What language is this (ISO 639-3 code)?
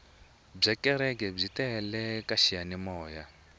tso